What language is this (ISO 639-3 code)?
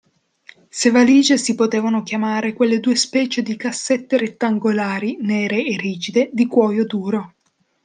ita